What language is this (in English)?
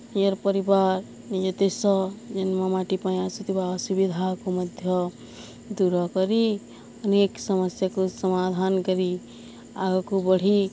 Odia